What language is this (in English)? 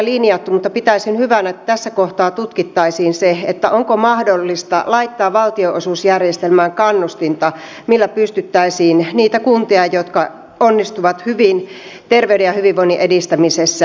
Finnish